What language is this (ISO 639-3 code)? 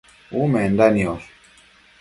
mcf